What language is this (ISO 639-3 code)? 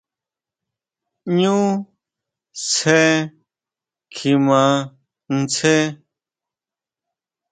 mau